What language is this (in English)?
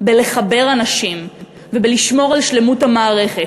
Hebrew